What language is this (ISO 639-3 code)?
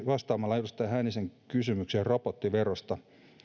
fin